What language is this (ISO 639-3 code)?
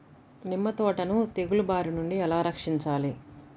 tel